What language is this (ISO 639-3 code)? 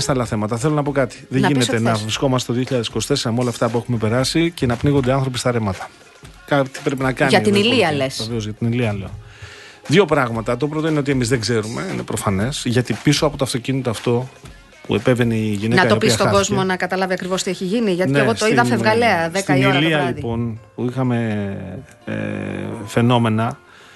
ell